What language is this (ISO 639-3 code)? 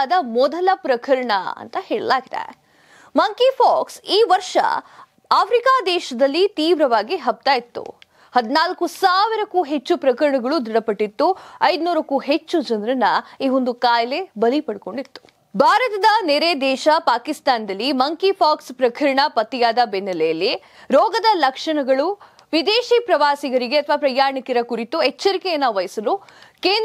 kan